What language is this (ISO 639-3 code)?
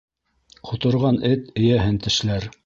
bak